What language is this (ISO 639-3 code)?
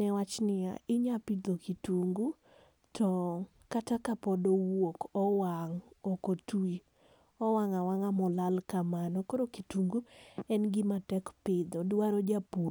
luo